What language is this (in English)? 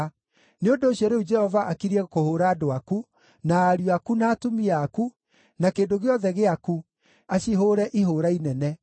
Kikuyu